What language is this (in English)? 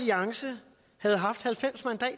Danish